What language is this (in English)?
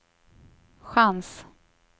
Swedish